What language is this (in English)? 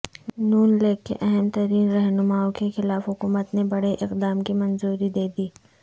Urdu